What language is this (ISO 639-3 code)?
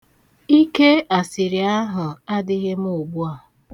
ibo